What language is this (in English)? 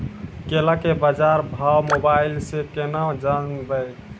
Maithili